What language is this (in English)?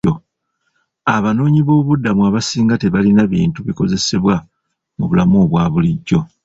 Ganda